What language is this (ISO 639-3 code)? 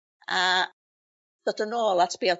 cym